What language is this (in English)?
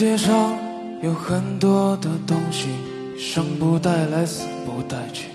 Chinese